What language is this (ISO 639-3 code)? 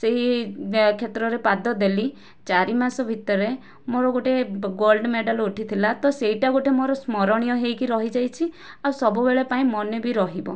ori